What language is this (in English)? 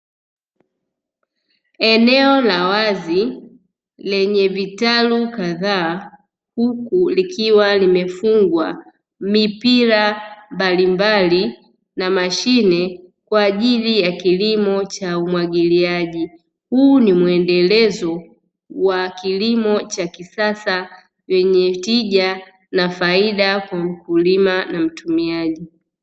Swahili